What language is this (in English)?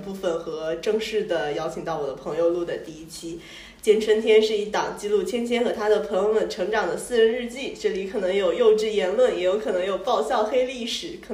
Chinese